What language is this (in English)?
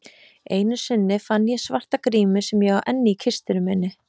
Icelandic